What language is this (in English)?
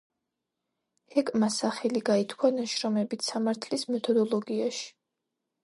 Georgian